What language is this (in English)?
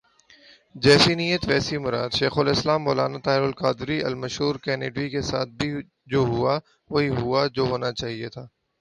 Urdu